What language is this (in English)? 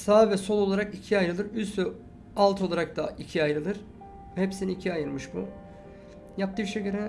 Turkish